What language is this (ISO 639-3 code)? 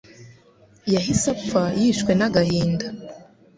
kin